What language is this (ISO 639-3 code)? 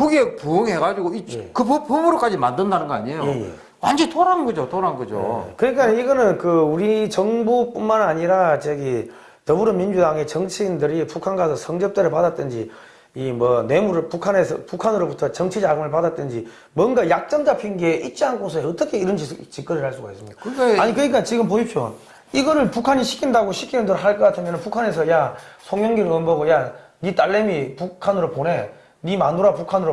kor